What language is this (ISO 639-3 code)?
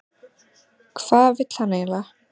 isl